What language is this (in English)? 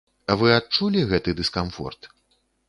Belarusian